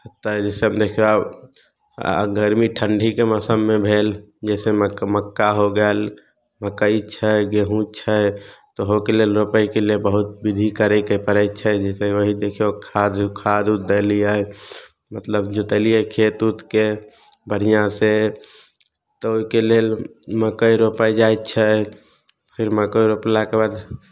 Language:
Maithili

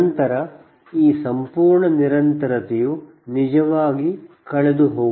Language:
Kannada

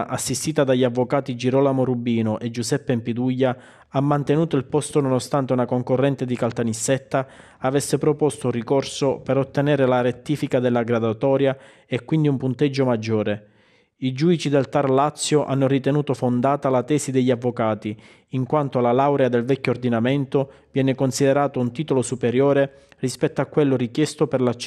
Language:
Italian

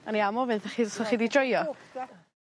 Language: Welsh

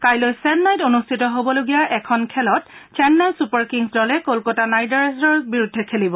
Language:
Assamese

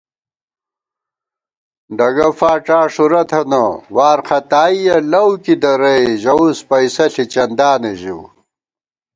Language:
Gawar-Bati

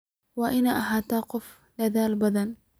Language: Somali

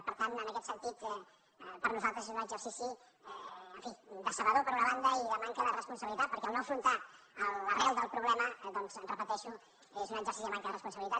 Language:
Catalan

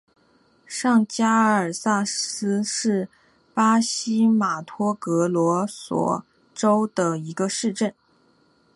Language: Chinese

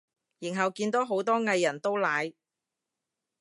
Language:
Cantonese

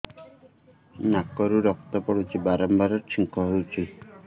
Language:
Odia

